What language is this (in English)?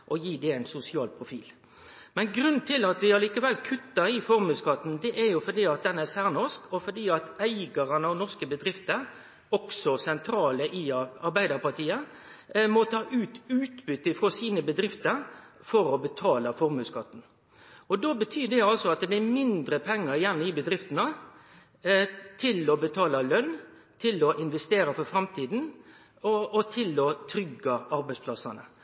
Norwegian Nynorsk